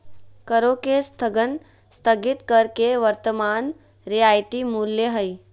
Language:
Magahi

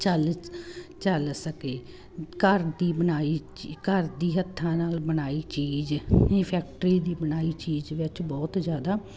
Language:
Punjabi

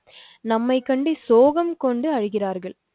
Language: Tamil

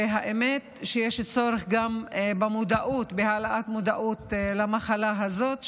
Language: Hebrew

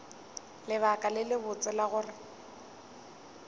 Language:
Northern Sotho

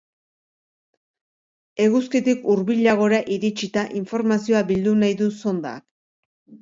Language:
Basque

